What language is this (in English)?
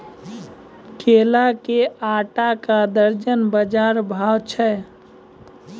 Maithili